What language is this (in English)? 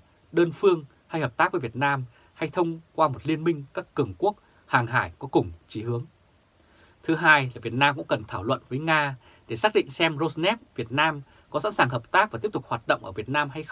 Vietnamese